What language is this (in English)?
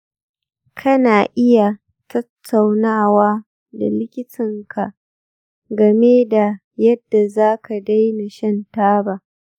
Hausa